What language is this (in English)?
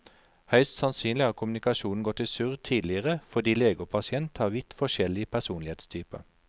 Norwegian